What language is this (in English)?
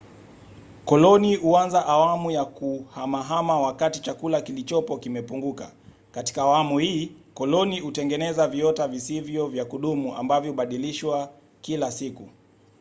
Swahili